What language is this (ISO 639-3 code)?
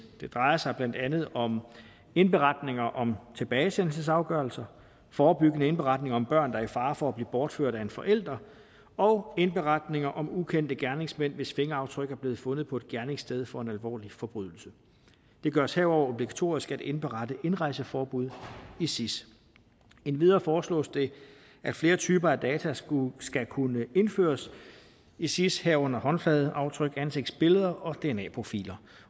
dan